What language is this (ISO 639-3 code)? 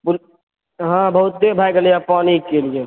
mai